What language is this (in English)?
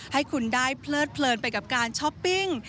Thai